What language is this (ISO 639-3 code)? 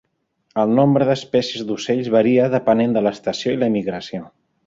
cat